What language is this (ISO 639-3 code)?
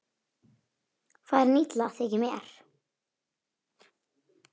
isl